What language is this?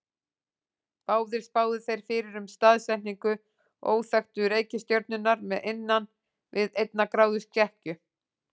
Icelandic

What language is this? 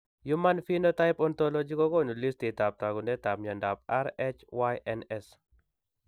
Kalenjin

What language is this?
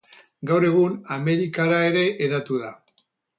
Basque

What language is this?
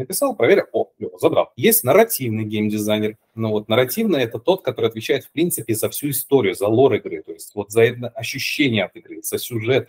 Russian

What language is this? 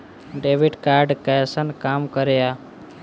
Maithili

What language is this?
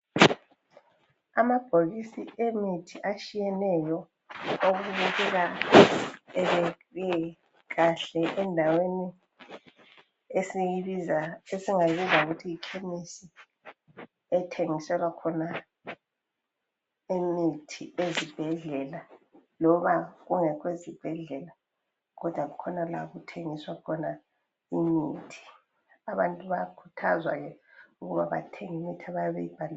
North Ndebele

